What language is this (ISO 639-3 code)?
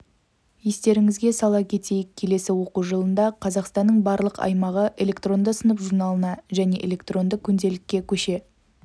kaz